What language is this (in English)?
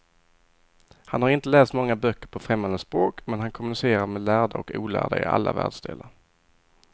Swedish